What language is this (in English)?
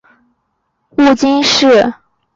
Chinese